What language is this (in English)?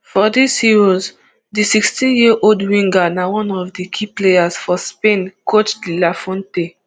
Nigerian Pidgin